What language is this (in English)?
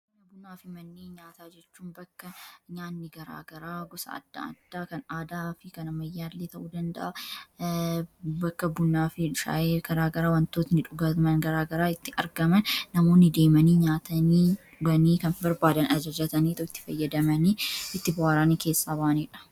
Oromo